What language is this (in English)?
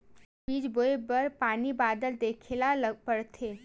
Chhattisgarhi